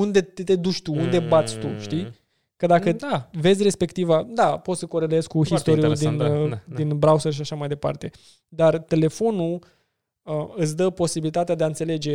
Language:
Romanian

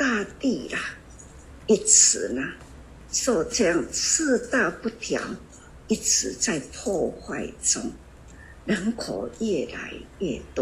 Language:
Chinese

